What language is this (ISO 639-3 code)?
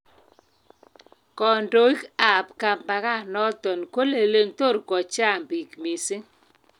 kln